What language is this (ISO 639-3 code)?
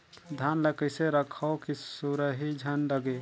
hne